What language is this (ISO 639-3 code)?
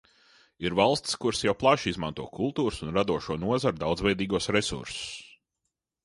lav